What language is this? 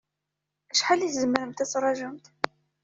Kabyle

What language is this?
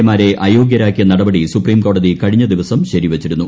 Malayalam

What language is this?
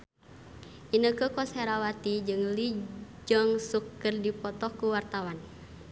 Sundanese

